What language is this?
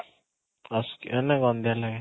Odia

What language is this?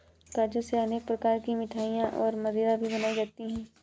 Hindi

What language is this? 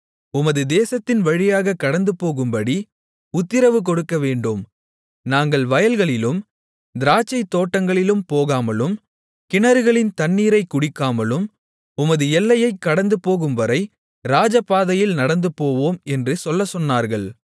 Tamil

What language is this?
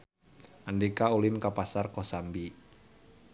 Sundanese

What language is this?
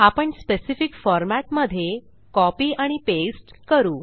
Marathi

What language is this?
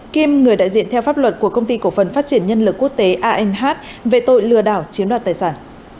Vietnamese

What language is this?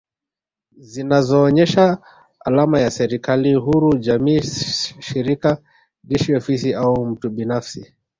Swahili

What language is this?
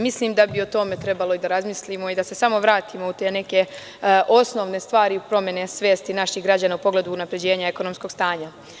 Serbian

